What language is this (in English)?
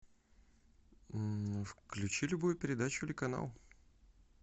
Russian